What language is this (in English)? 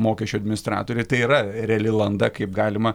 Lithuanian